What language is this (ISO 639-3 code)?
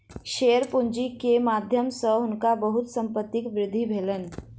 mai